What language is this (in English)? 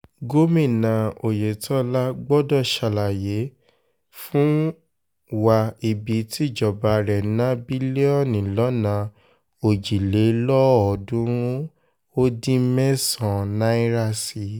Yoruba